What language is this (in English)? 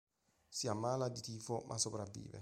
Italian